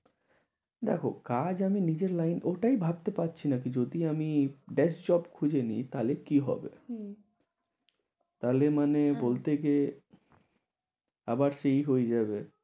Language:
Bangla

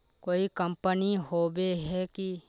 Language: Magahi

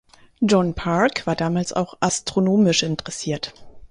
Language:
German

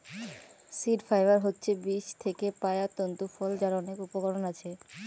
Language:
Bangla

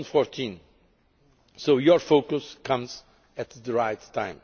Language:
English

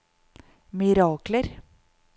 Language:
Norwegian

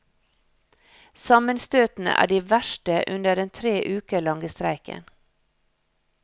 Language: Norwegian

